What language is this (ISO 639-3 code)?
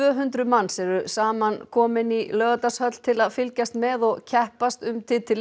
isl